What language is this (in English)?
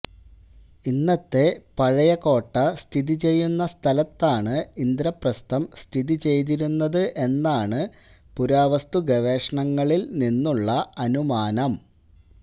Malayalam